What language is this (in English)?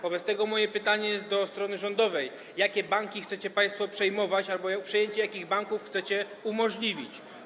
Polish